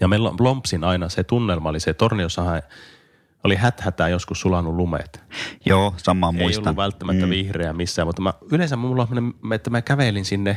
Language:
Finnish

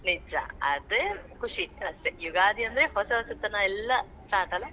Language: Kannada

